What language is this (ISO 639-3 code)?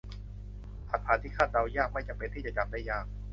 tha